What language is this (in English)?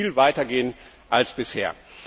German